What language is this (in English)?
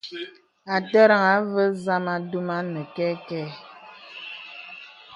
Bebele